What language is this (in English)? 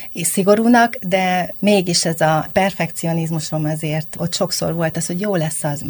Hungarian